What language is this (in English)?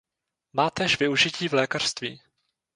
Czech